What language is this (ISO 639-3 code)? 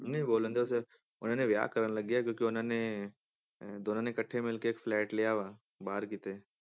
pan